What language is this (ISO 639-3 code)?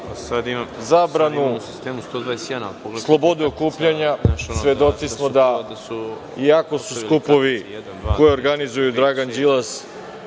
srp